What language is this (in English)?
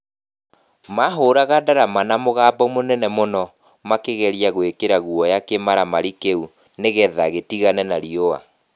Kikuyu